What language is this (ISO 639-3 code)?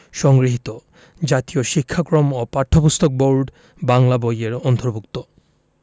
ben